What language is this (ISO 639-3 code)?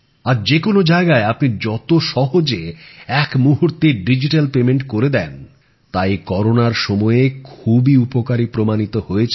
ben